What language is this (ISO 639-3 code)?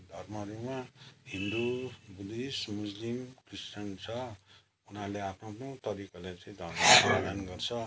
nep